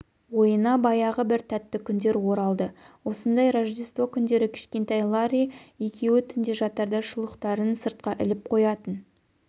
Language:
Kazakh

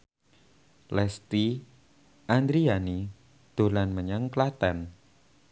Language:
Javanese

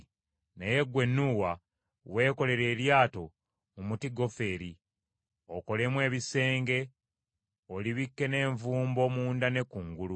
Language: Ganda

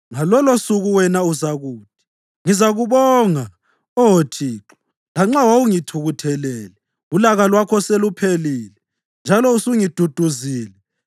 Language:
North Ndebele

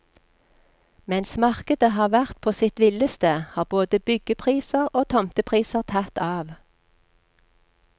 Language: Norwegian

